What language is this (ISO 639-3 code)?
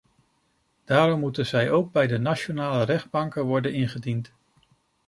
nld